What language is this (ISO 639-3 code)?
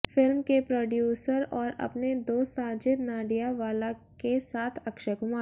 hin